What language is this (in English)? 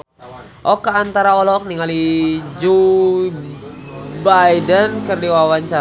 Sundanese